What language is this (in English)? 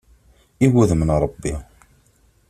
Kabyle